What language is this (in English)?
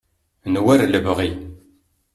Kabyle